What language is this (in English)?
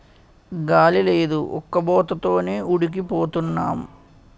Telugu